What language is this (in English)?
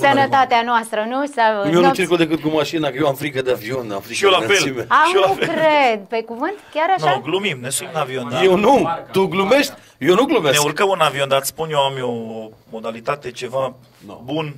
Romanian